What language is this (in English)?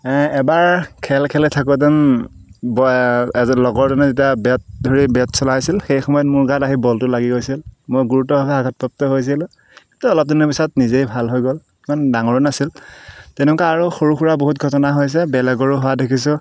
Assamese